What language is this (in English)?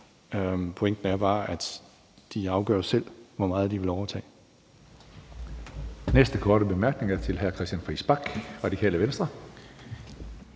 Danish